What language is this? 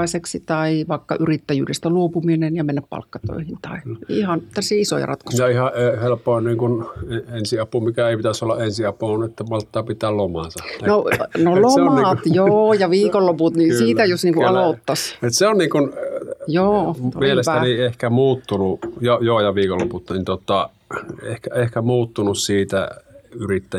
Finnish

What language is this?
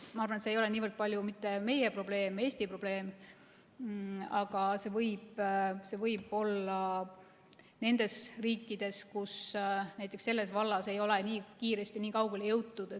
Estonian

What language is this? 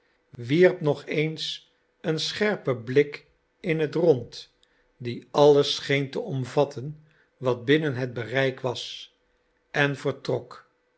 Dutch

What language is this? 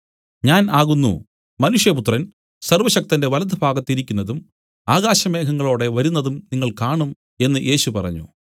Malayalam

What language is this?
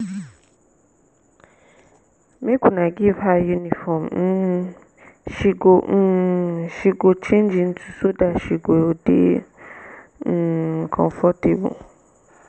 Nigerian Pidgin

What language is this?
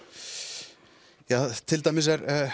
Icelandic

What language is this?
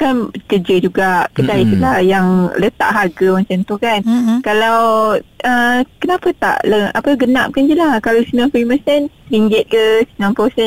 Malay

